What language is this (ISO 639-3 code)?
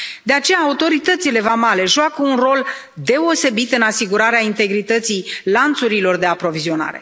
ron